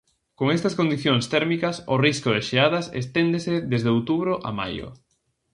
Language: Galician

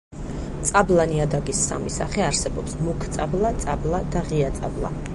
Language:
Georgian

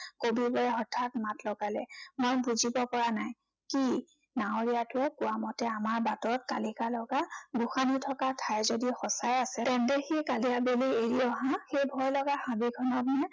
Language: Assamese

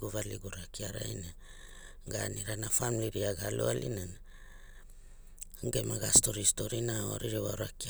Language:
Hula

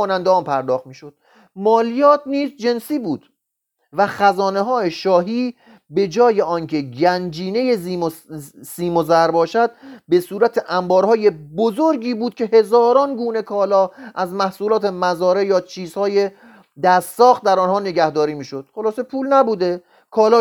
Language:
Persian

